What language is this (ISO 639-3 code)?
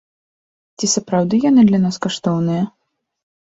bel